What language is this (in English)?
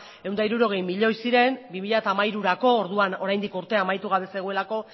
Basque